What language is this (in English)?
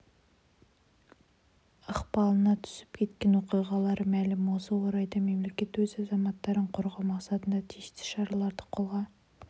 Kazakh